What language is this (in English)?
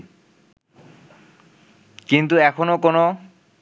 Bangla